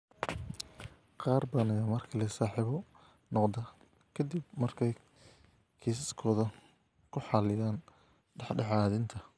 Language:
Somali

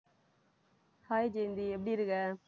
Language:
Tamil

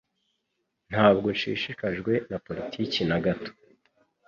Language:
Kinyarwanda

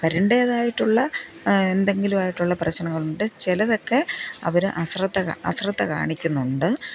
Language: Malayalam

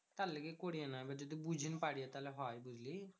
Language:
Bangla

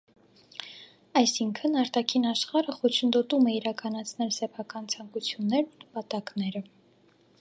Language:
Armenian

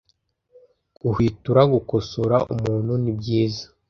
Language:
Kinyarwanda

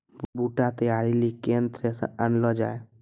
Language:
Maithili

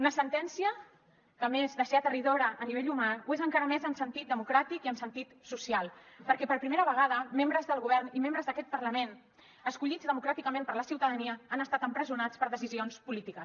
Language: Catalan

